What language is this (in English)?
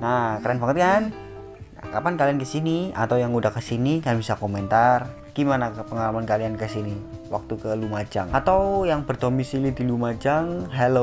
Indonesian